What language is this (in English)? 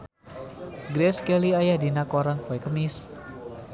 Sundanese